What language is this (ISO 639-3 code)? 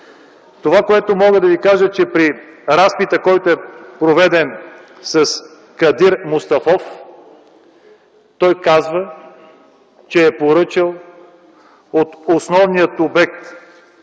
bul